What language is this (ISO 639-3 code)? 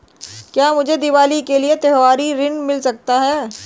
hin